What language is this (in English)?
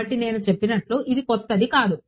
Telugu